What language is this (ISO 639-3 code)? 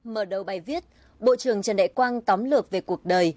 vie